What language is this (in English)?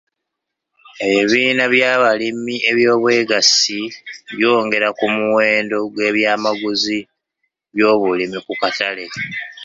Ganda